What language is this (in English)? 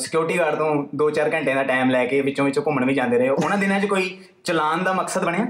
Punjabi